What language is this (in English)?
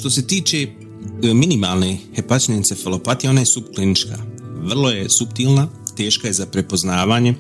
Croatian